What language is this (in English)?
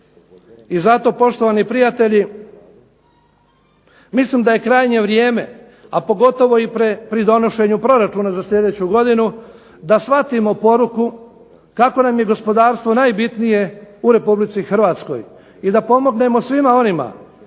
Croatian